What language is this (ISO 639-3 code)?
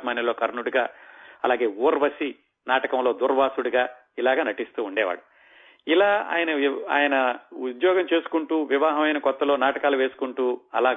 tel